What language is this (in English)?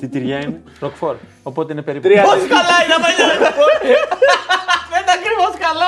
Greek